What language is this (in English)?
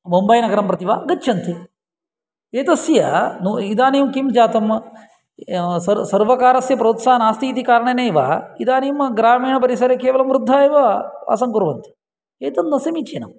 Sanskrit